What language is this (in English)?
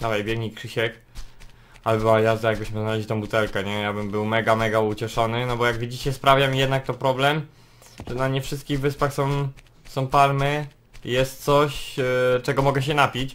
Polish